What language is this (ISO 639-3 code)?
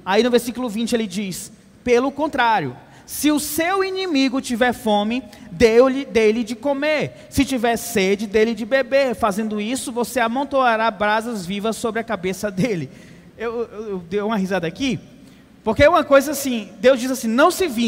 por